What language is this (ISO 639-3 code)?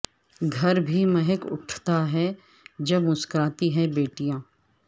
urd